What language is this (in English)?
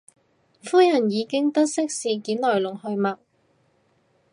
Cantonese